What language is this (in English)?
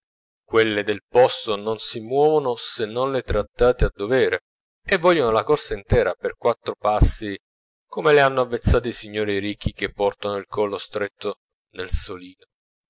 Italian